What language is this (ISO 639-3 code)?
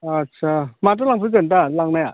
brx